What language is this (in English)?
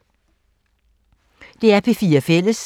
Danish